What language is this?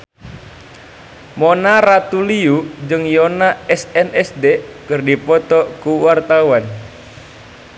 Sundanese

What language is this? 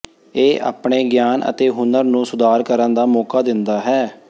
Punjabi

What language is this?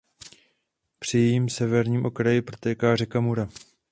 Czech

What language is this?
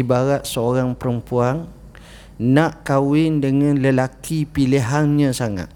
Malay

